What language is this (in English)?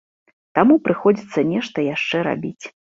Belarusian